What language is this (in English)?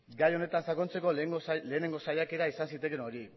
Basque